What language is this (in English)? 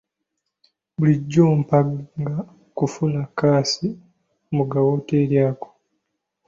Ganda